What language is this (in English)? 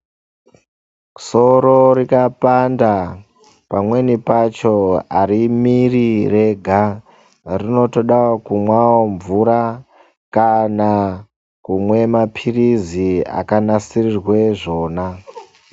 Ndau